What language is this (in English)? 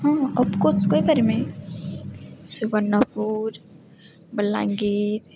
Odia